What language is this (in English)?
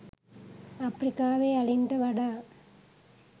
Sinhala